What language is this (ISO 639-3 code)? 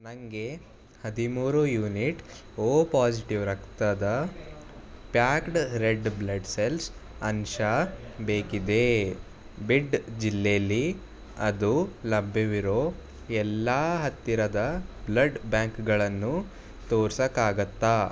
kan